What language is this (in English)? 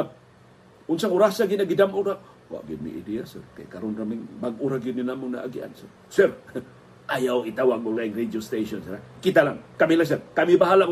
Filipino